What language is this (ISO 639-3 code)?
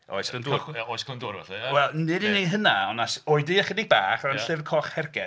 cym